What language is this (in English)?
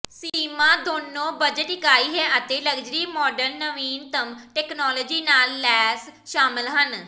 Punjabi